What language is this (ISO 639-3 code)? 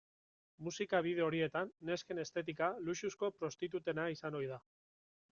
eus